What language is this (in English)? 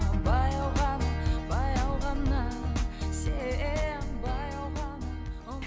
Kazakh